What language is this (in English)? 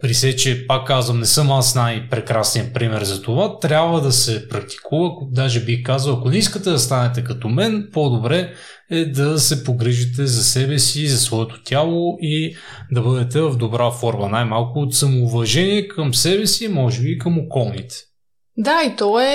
Bulgarian